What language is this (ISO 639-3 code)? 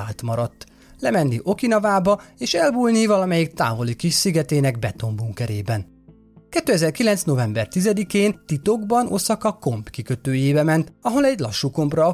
hun